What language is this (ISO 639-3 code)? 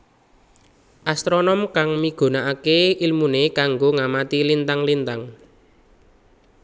jav